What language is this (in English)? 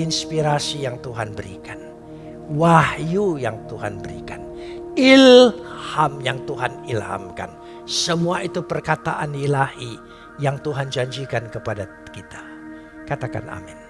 Indonesian